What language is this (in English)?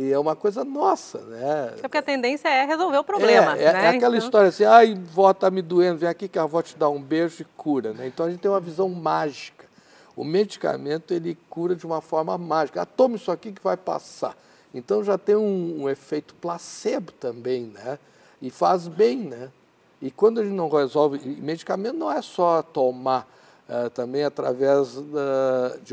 Portuguese